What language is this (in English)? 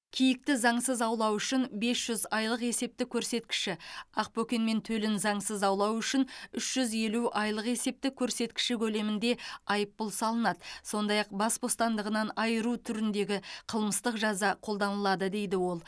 Kazakh